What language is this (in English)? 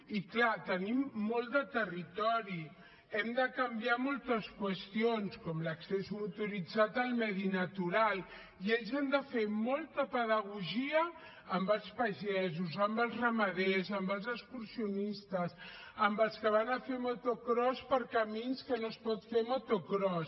Catalan